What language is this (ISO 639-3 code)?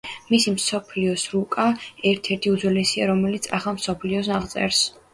kat